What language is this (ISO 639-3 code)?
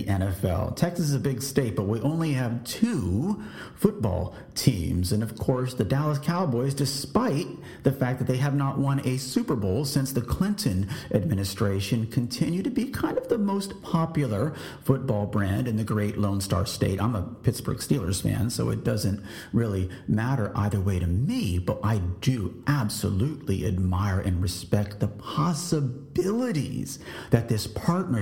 eng